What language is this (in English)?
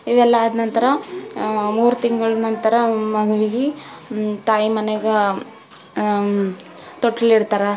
Kannada